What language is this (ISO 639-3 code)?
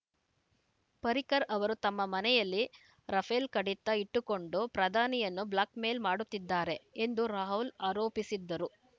kan